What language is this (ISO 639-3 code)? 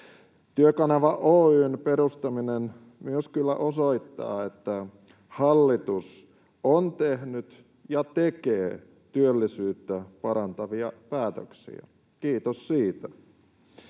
fin